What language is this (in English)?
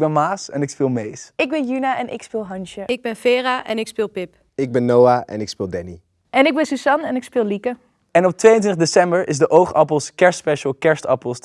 Dutch